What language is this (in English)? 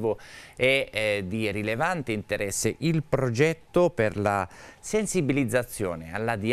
Italian